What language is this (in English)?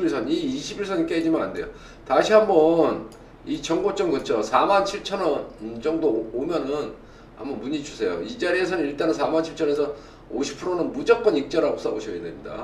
Korean